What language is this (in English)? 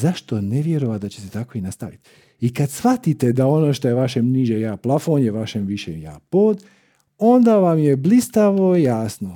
Croatian